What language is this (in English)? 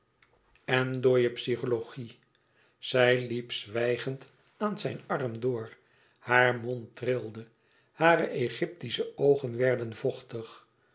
Dutch